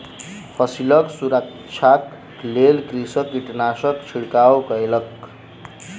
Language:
Maithili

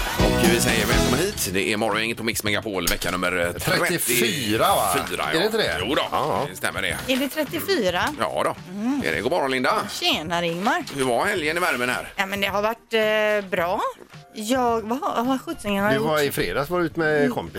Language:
Swedish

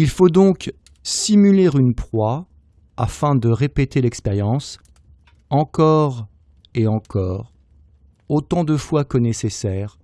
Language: French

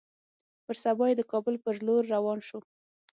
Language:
Pashto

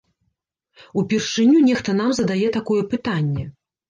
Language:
Belarusian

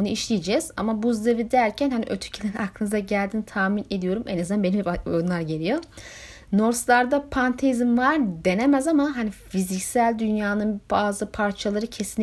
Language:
Turkish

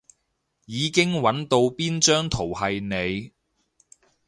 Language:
Cantonese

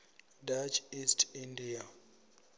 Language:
Venda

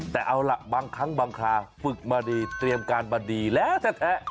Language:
Thai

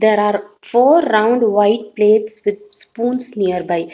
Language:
English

